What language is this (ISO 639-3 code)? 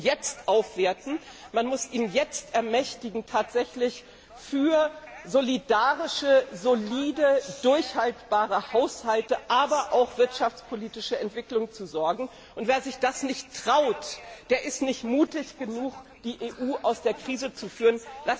deu